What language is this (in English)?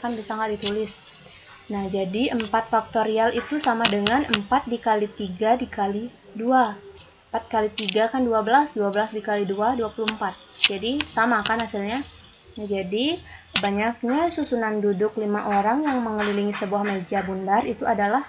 Indonesian